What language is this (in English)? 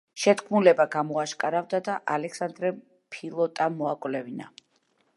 Georgian